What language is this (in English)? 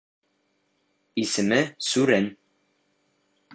Bashkir